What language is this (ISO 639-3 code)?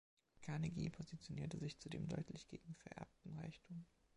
deu